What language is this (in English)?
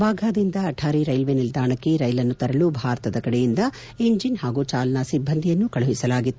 Kannada